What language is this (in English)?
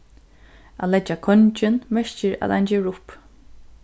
Faroese